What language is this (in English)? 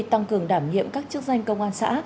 Vietnamese